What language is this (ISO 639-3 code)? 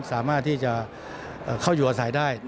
tha